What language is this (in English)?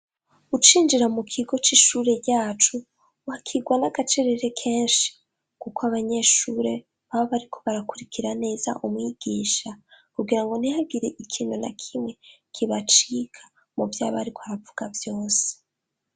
Rundi